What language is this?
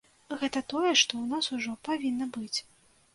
Belarusian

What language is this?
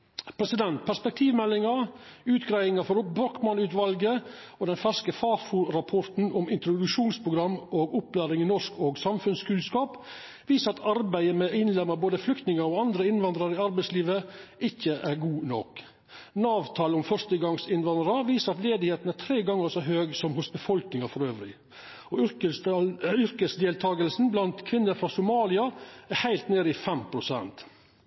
Norwegian Nynorsk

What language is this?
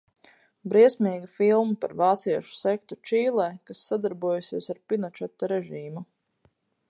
Latvian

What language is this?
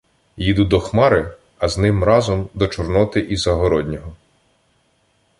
Ukrainian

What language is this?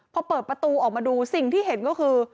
Thai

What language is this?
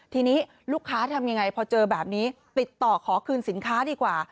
Thai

